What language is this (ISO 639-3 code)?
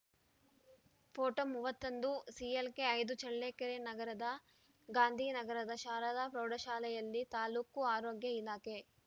kan